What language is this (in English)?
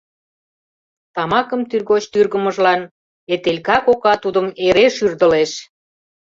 Mari